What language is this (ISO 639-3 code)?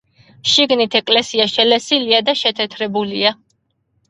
kat